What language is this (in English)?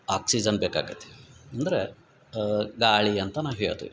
Kannada